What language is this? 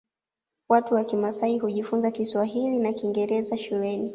Swahili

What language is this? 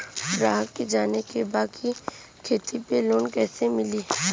Bhojpuri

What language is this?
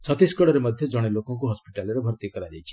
Odia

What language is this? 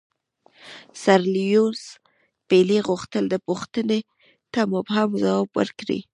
Pashto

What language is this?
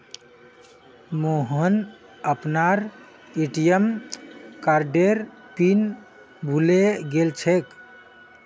Magahi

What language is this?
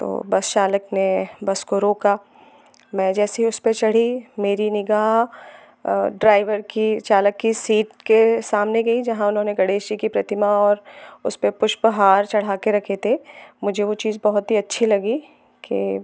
Hindi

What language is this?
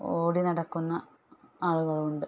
Malayalam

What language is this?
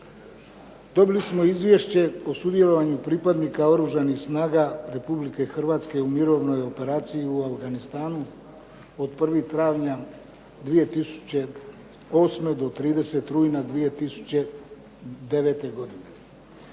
Croatian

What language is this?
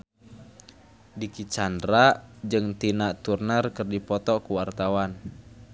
Sundanese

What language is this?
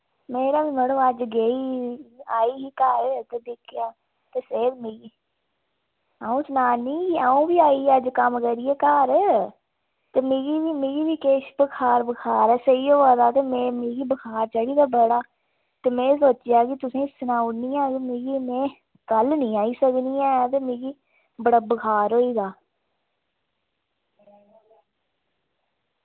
Dogri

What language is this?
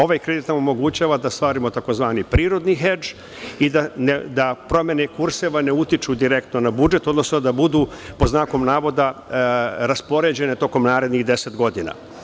Serbian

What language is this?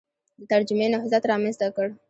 Pashto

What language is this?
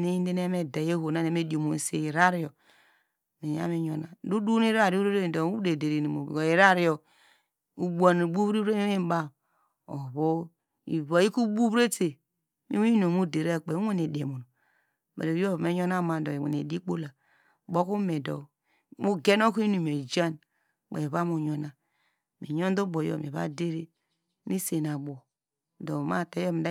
Degema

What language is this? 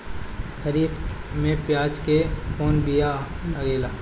Bhojpuri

